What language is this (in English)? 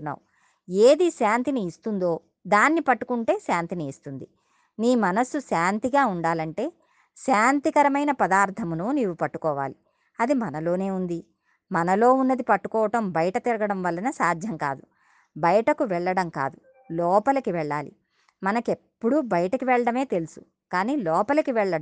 Telugu